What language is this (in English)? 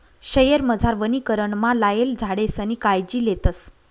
Marathi